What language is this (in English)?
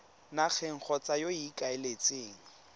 Tswana